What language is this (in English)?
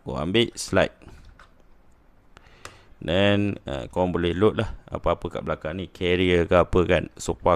Malay